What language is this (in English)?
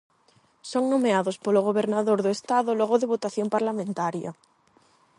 Galician